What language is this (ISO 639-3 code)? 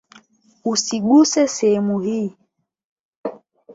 swa